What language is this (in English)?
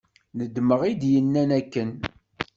Kabyle